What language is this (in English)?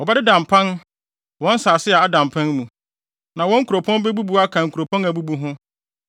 Akan